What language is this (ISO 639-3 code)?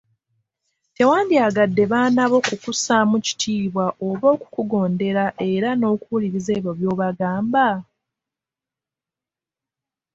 lug